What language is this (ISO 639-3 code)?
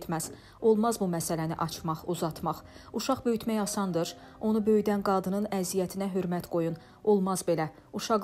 tur